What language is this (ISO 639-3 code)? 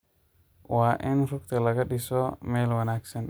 som